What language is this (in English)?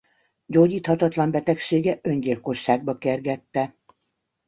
Hungarian